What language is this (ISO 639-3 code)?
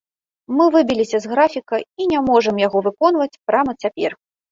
bel